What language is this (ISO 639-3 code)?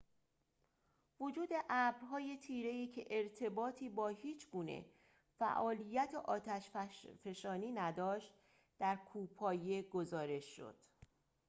fas